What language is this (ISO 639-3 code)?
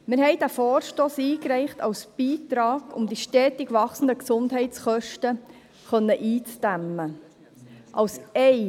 gsw